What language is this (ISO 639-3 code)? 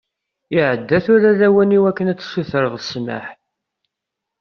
kab